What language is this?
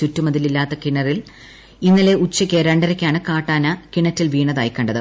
Malayalam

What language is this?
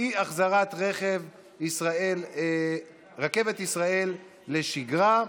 Hebrew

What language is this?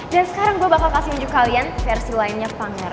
Indonesian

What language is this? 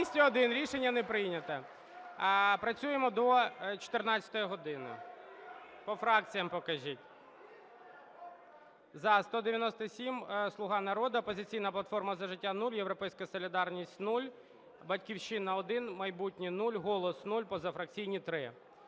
Ukrainian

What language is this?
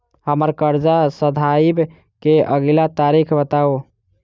Maithili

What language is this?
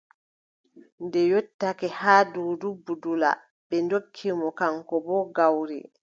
Adamawa Fulfulde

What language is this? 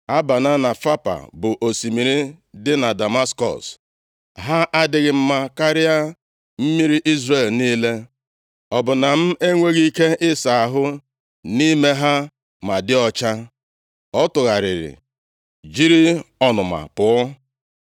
Igbo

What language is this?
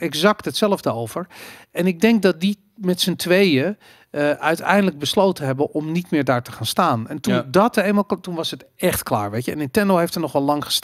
Dutch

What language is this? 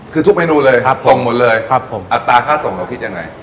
Thai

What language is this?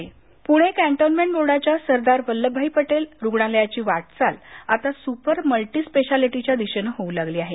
Marathi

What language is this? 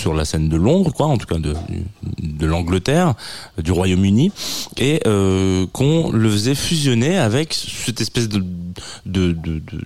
French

